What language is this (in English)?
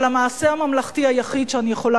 Hebrew